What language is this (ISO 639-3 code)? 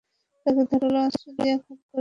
ben